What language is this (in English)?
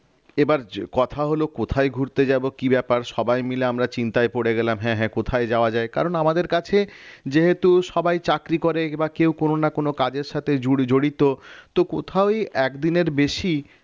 Bangla